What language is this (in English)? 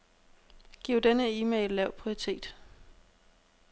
Danish